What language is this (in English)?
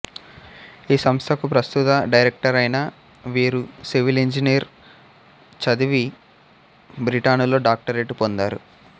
Telugu